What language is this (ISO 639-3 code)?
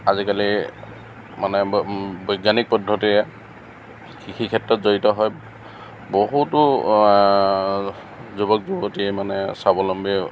asm